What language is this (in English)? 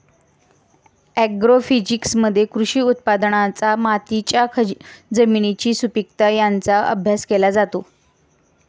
Marathi